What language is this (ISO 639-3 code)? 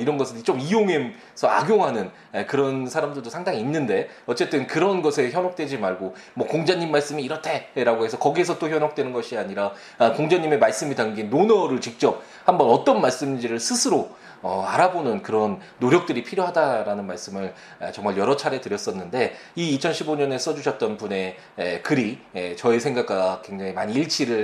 kor